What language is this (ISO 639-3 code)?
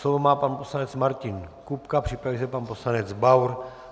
ces